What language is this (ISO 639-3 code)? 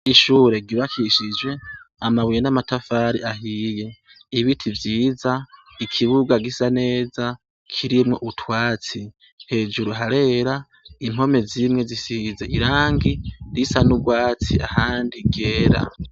run